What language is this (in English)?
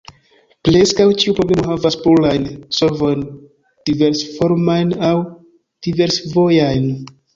Esperanto